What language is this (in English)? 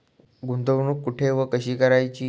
Marathi